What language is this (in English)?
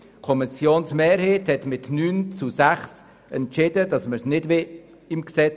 Swiss German